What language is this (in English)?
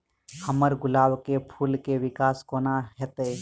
Maithili